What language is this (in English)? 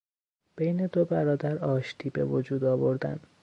Persian